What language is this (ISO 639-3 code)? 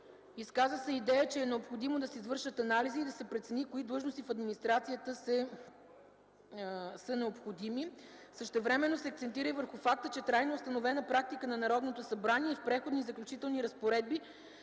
bul